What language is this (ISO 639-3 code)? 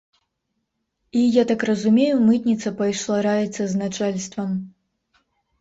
bel